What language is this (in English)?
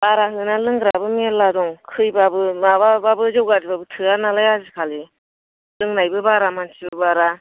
Bodo